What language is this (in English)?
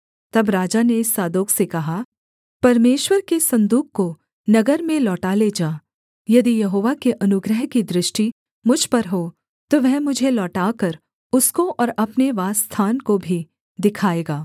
Hindi